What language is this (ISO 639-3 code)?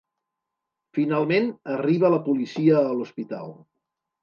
cat